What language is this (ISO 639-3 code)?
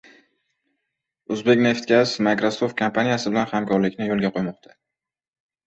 uzb